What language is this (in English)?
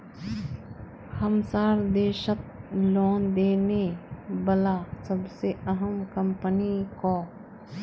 Magahi